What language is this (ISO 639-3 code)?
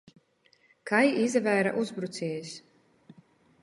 ltg